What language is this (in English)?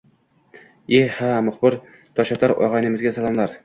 Uzbek